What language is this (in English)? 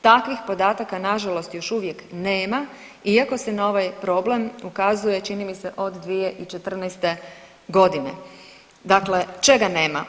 Croatian